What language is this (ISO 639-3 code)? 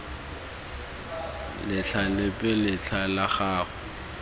tsn